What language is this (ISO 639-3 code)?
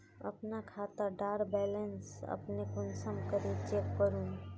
mag